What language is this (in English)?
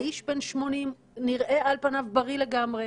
Hebrew